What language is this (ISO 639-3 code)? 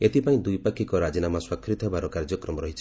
ori